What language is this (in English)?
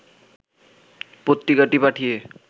Bangla